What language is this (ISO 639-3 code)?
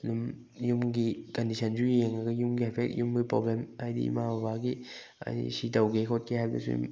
mni